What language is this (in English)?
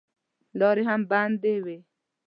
Pashto